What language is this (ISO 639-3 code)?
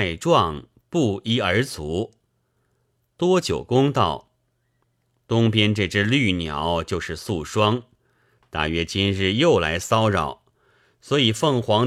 zho